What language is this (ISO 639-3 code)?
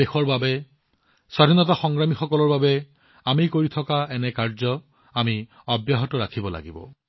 asm